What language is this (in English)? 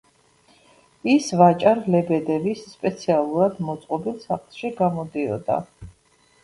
Georgian